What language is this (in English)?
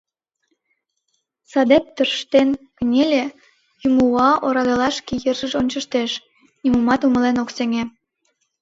Mari